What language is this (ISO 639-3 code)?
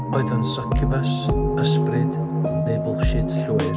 cym